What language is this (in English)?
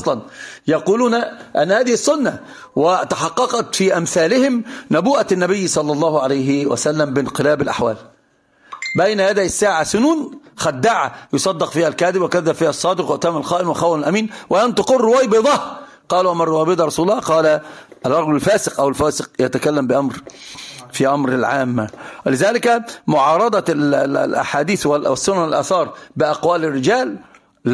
Arabic